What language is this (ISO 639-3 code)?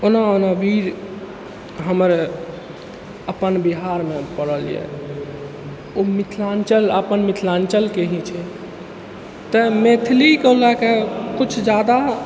mai